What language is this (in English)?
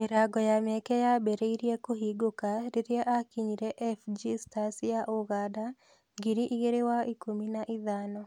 Kikuyu